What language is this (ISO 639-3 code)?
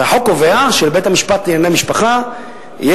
heb